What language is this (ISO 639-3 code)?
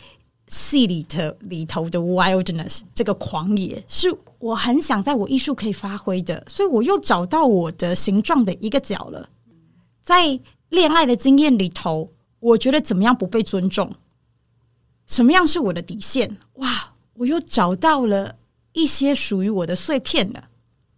zho